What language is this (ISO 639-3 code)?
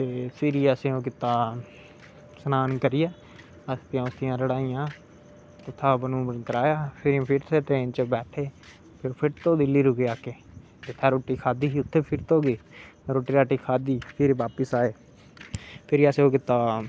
doi